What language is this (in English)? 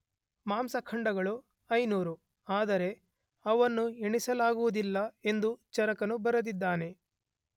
Kannada